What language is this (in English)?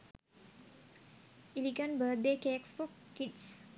Sinhala